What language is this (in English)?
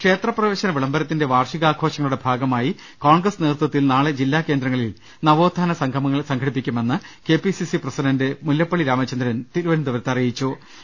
Malayalam